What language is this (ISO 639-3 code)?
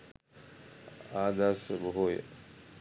sin